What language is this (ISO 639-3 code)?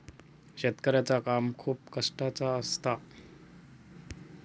mar